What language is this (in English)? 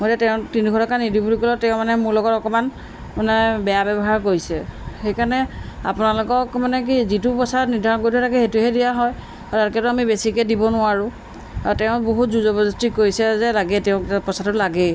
Assamese